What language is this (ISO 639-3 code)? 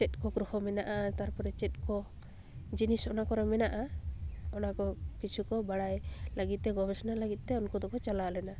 sat